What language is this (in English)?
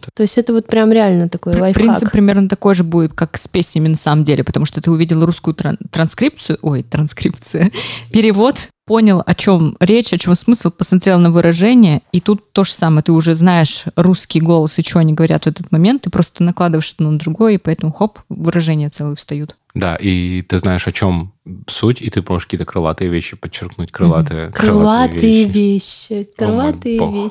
Russian